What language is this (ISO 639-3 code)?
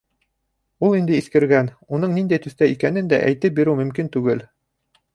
bak